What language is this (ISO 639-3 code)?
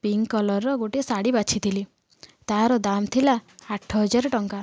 ori